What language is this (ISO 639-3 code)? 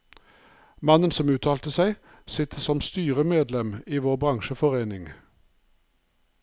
nor